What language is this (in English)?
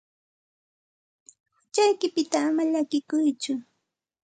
Santa Ana de Tusi Pasco Quechua